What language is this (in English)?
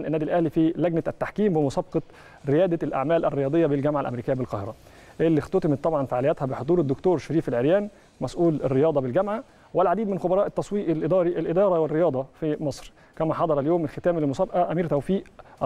Arabic